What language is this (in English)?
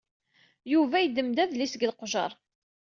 Kabyle